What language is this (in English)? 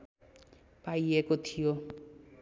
Nepali